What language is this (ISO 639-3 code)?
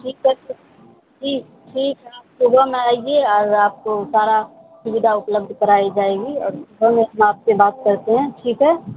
urd